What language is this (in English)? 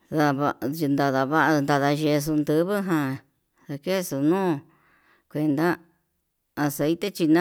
Yutanduchi Mixtec